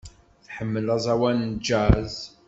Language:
Kabyle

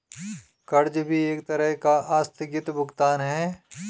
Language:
Hindi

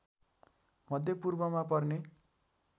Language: Nepali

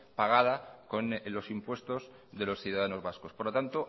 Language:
Spanish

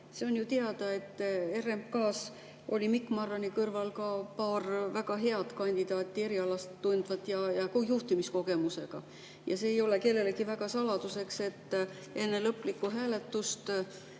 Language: Estonian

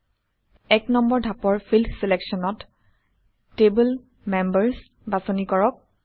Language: Assamese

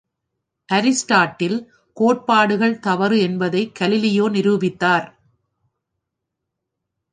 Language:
Tamil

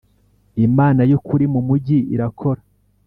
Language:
Kinyarwanda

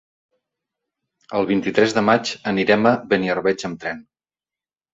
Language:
Catalan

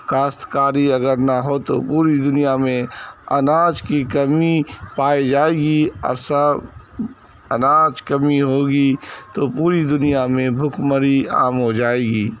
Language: Urdu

